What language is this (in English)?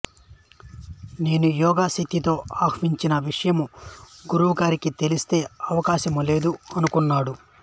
Telugu